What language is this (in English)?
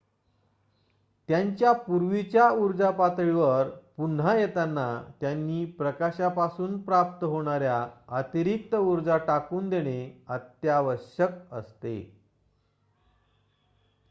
Marathi